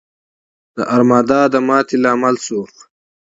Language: Pashto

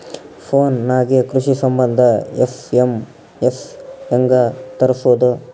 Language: Kannada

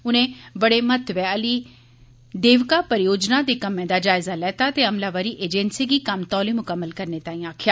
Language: Dogri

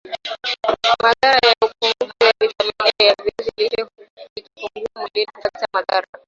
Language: Swahili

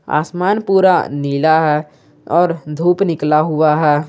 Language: Hindi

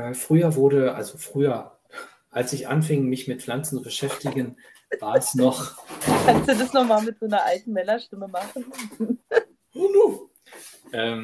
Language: German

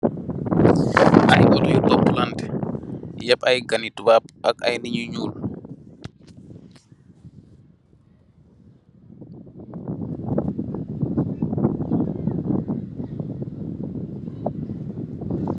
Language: Wolof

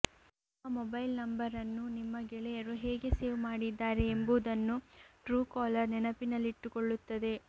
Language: Kannada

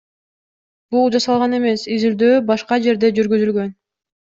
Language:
Kyrgyz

